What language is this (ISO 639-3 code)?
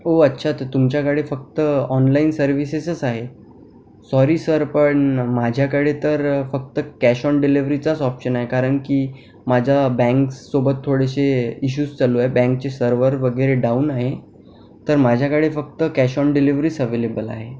mar